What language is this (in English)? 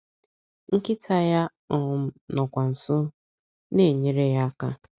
Igbo